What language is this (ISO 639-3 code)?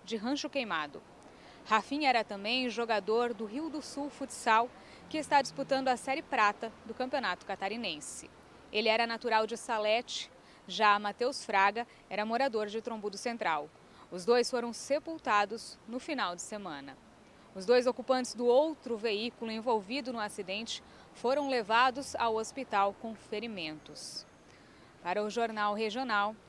por